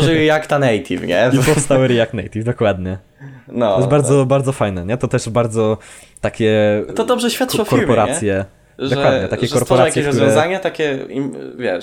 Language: Polish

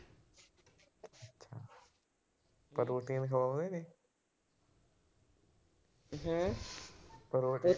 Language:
Punjabi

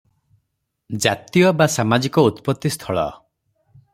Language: Odia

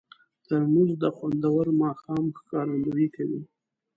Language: Pashto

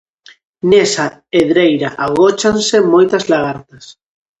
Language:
Galician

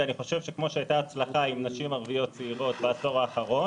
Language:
Hebrew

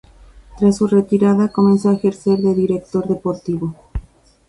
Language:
Spanish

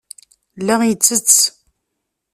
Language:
Kabyle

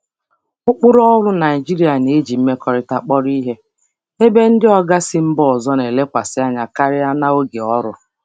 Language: Igbo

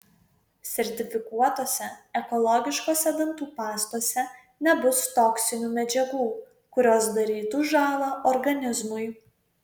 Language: Lithuanian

